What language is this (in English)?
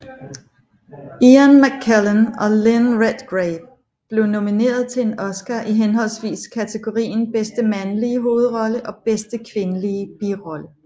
Danish